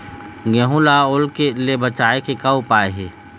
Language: Chhattisgarhi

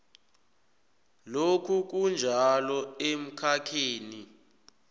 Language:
South Ndebele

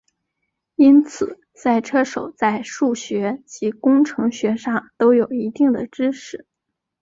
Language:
Chinese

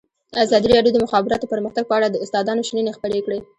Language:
Pashto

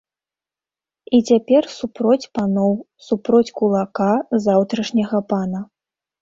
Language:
Belarusian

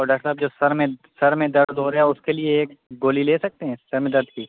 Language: Urdu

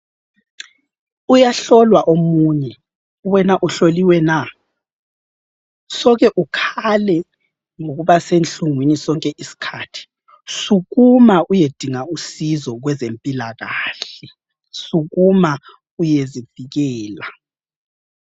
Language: North Ndebele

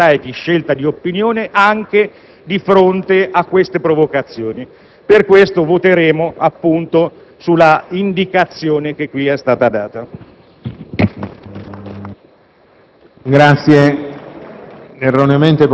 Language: Italian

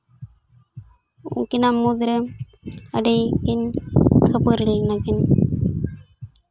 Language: Santali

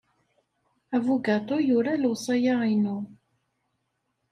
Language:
Kabyle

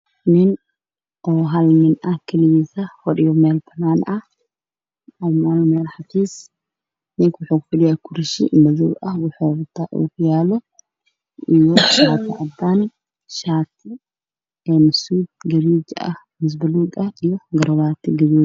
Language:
Somali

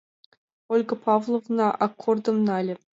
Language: Mari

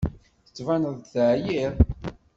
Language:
Kabyle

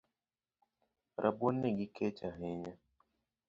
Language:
Luo (Kenya and Tanzania)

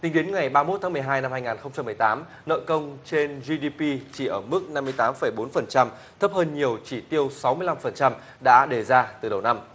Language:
Vietnamese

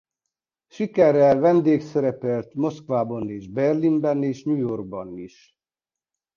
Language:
Hungarian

